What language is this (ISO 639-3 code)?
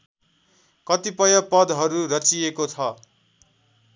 nep